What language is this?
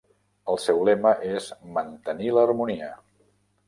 Catalan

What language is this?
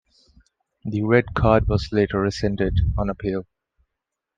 English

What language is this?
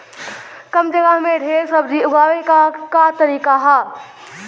Bhojpuri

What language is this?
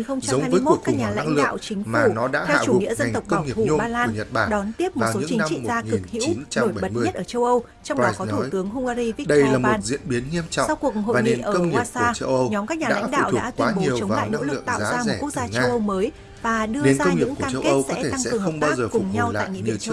Vietnamese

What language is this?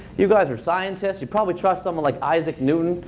English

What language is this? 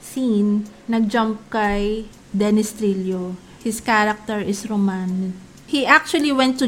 Filipino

